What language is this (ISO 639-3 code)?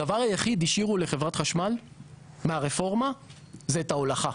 heb